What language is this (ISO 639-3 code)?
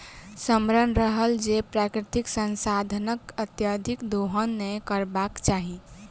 mai